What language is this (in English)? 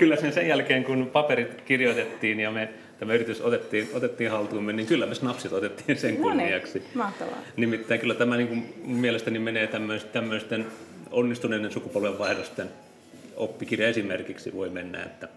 Finnish